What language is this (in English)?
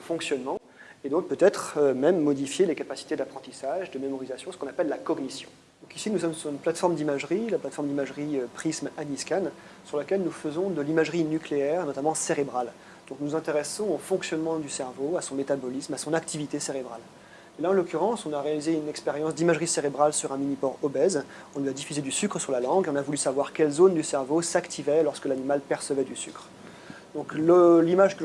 French